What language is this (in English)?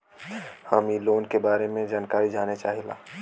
Bhojpuri